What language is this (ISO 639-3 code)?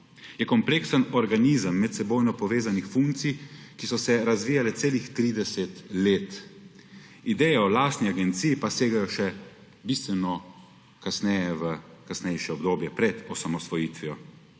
slv